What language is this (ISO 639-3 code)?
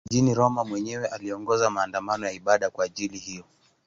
swa